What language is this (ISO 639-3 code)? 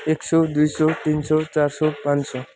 nep